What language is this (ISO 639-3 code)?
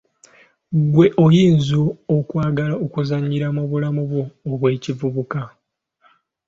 lug